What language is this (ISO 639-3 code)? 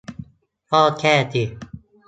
tha